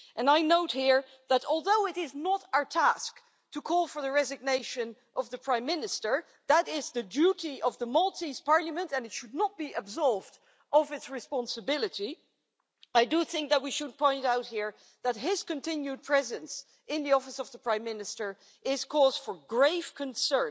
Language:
English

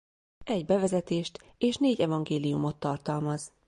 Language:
Hungarian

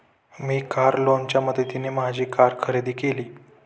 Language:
Marathi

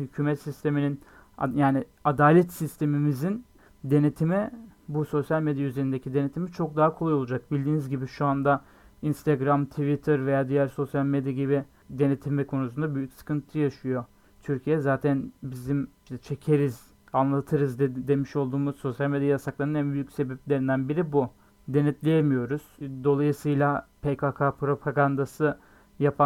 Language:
Turkish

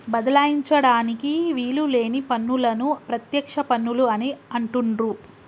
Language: Telugu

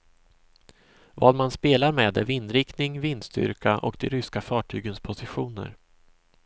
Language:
Swedish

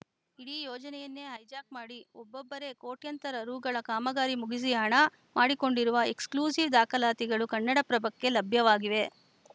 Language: Kannada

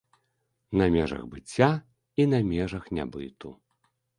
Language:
Belarusian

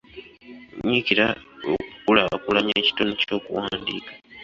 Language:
Ganda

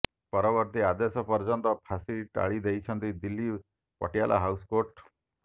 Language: Odia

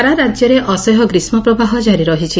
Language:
Odia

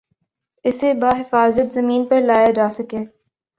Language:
Urdu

